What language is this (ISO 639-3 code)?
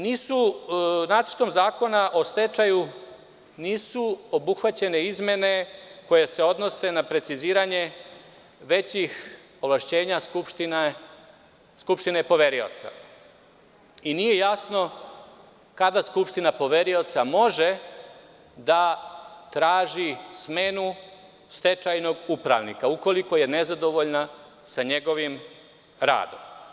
srp